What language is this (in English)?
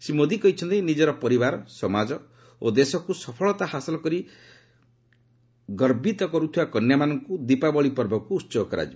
Odia